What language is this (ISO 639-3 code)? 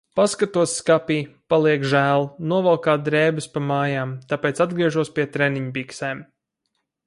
lav